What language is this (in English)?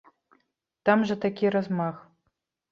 Belarusian